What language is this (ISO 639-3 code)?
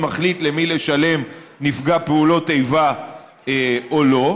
heb